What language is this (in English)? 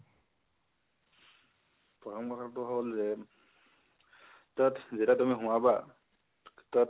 Assamese